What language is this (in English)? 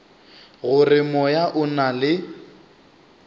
Northern Sotho